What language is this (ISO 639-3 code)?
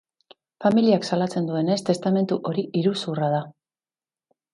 eus